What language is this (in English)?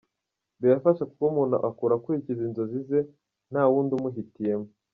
Kinyarwanda